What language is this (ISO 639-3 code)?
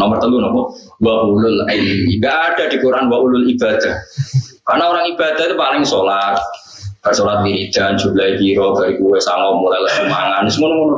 ind